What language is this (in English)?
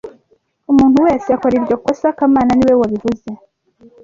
Kinyarwanda